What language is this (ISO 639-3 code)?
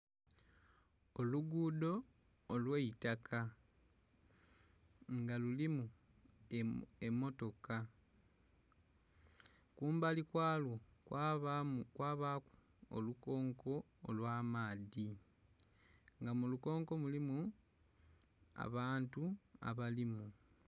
xog